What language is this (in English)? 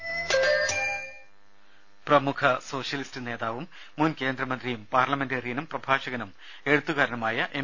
Malayalam